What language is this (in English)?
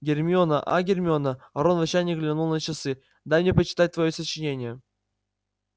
Russian